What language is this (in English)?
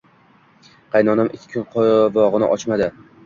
Uzbek